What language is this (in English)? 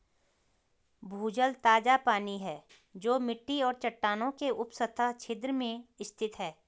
Hindi